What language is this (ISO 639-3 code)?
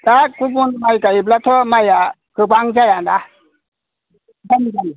brx